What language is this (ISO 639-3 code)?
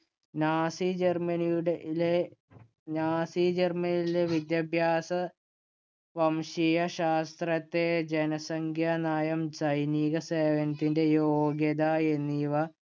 mal